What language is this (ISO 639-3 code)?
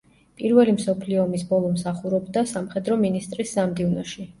kat